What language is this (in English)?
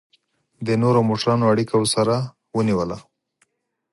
Pashto